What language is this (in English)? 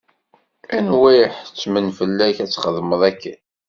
Kabyle